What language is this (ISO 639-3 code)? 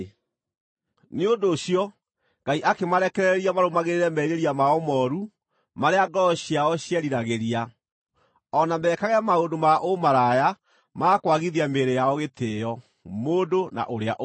kik